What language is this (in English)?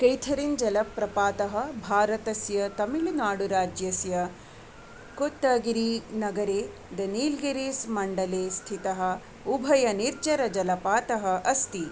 Sanskrit